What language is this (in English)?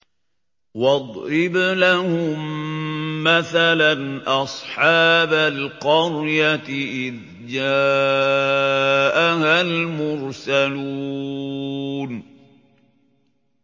Arabic